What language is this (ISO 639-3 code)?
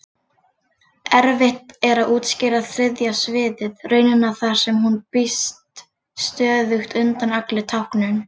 isl